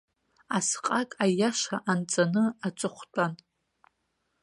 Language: Abkhazian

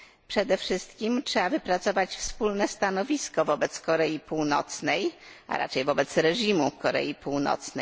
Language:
Polish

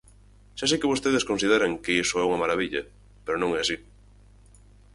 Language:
Galician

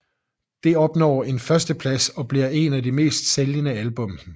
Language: Danish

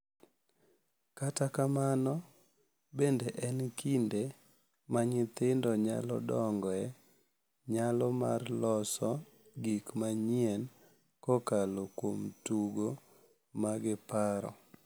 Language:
Luo (Kenya and Tanzania)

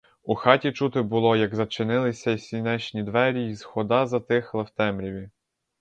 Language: Ukrainian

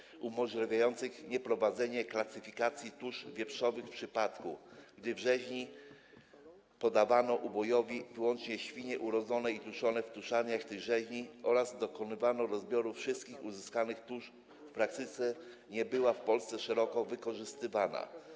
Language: Polish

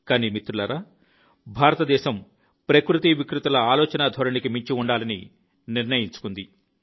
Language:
Telugu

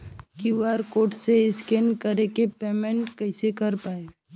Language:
Bhojpuri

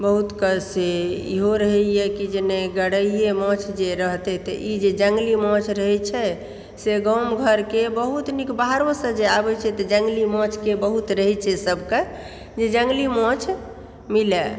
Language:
Maithili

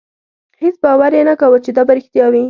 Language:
Pashto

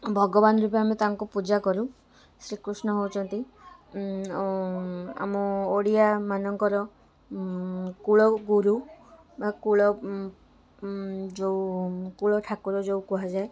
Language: Odia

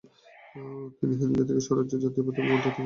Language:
Bangla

